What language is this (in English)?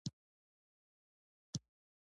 Pashto